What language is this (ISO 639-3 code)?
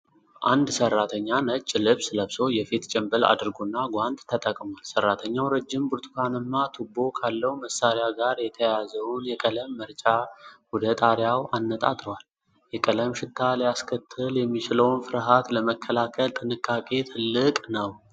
amh